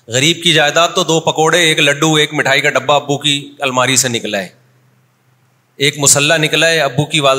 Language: Urdu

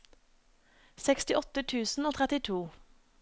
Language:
Norwegian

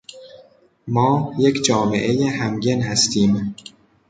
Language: Persian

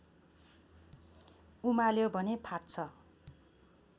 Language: Nepali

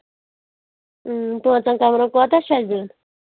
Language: Kashmiri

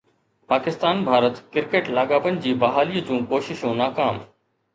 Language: Sindhi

